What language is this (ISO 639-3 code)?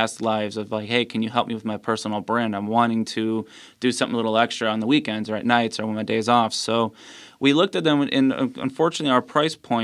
eng